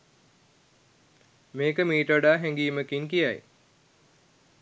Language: Sinhala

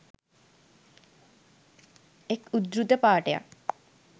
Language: Sinhala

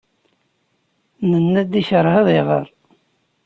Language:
Kabyle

